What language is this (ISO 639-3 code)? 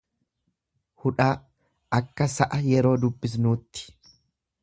orm